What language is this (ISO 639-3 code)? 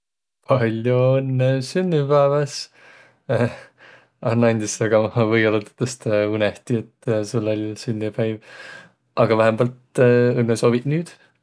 vro